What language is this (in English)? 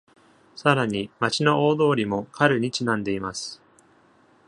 Japanese